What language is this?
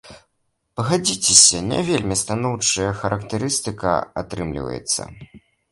Belarusian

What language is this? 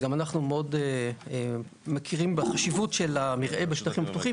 Hebrew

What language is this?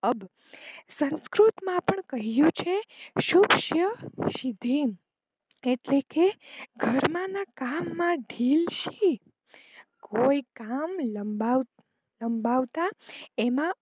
Gujarati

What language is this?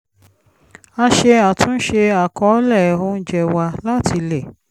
Yoruba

